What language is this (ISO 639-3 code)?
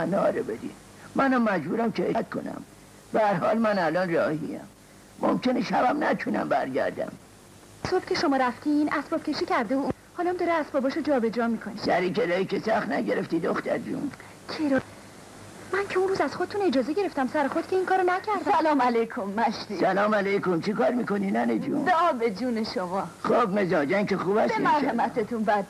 fas